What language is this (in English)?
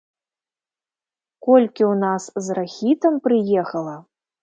Belarusian